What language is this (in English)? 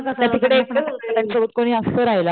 Marathi